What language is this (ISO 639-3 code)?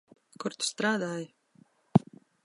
lav